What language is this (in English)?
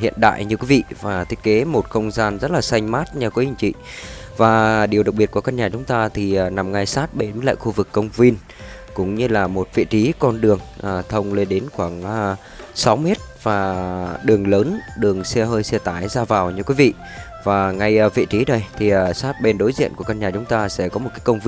Vietnamese